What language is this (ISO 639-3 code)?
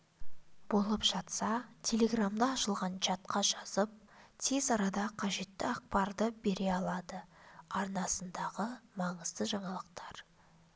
kaz